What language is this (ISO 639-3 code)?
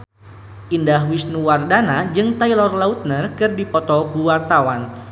sun